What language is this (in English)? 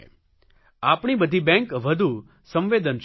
Gujarati